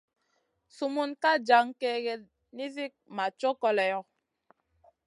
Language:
Masana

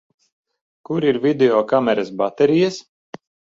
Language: Latvian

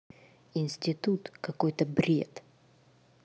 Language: Russian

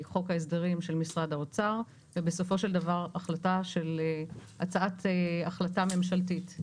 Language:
Hebrew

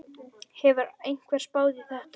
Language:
Icelandic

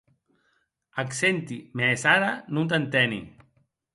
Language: Occitan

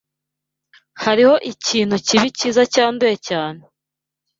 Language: Kinyarwanda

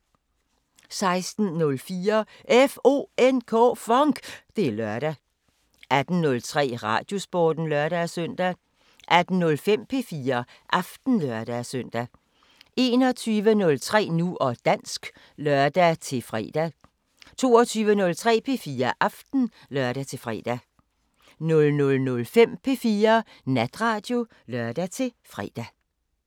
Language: Danish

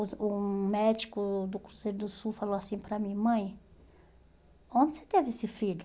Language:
Portuguese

